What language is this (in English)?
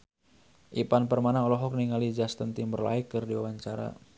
Sundanese